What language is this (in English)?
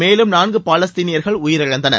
Tamil